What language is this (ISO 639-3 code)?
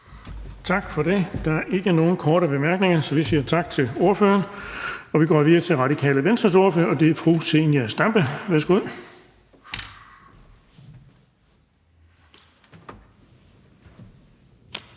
dan